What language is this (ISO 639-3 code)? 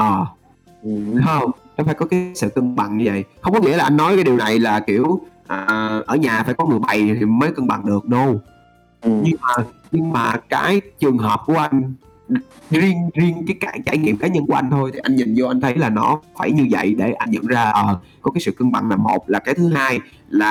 vie